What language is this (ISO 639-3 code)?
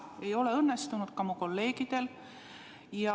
est